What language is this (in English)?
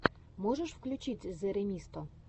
Russian